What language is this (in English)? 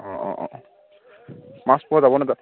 Assamese